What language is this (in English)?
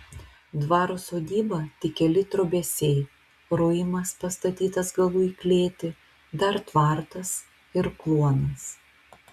Lithuanian